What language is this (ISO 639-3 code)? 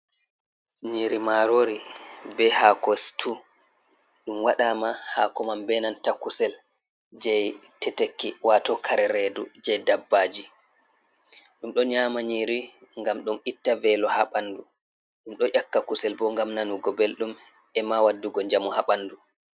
ful